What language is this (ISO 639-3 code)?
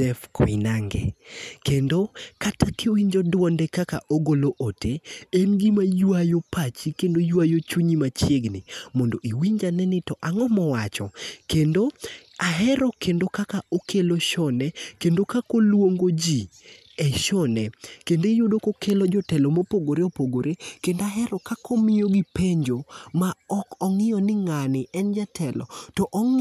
luo